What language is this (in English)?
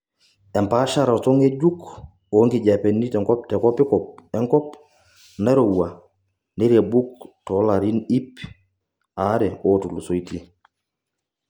Masai